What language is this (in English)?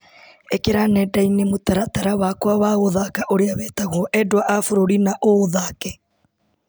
Kikuyu